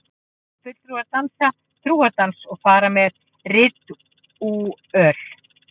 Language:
Icelandic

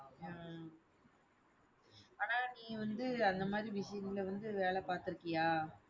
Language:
Tamil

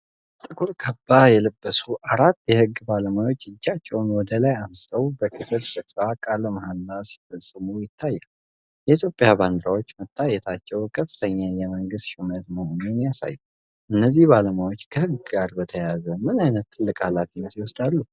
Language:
Amharic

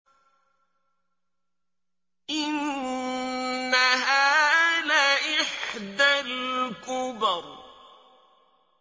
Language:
Arabic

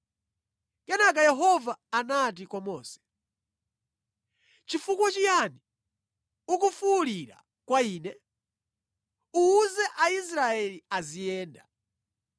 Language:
Nyanja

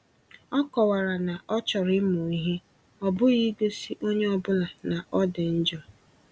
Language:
Igbo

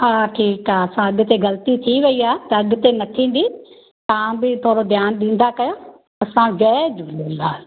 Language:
Sindhi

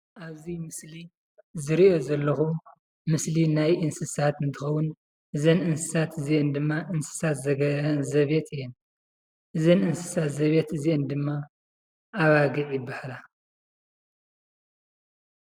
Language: Tigrinya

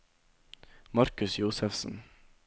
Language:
Norwegian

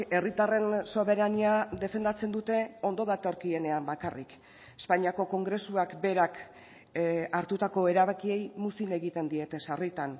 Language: Basque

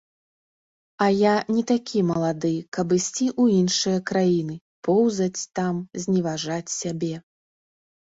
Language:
Belarusian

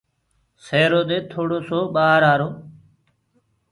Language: Gurgula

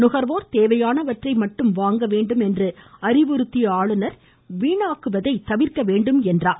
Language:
Tamil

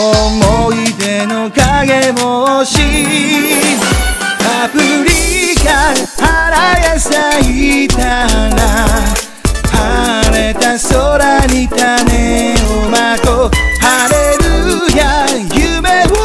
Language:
Japanese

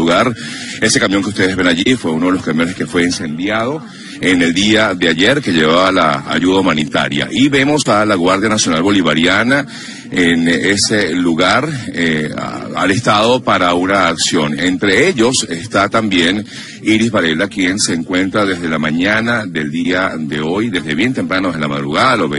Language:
Spanish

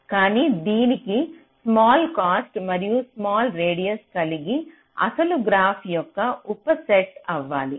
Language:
Telugu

